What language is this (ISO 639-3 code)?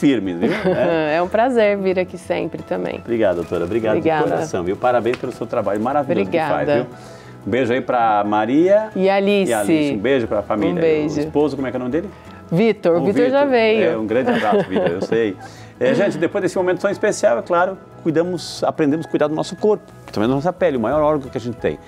por